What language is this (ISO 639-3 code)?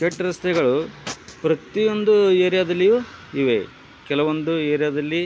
kan